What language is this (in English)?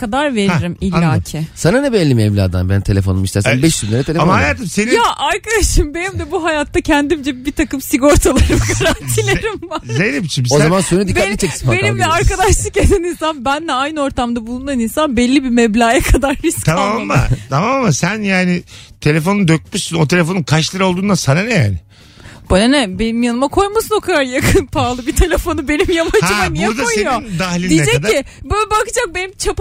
Turkish